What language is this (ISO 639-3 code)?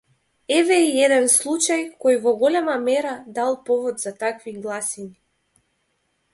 mkd